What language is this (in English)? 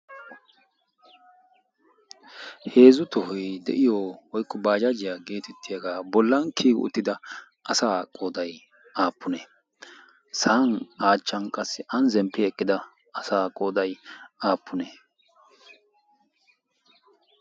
Wolaytta